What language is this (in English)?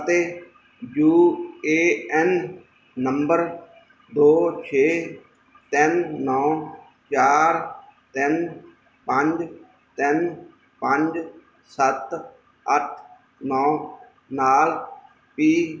Punjabi